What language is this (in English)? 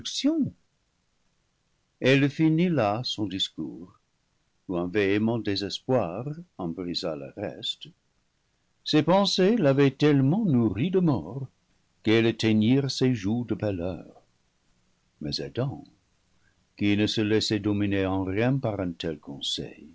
French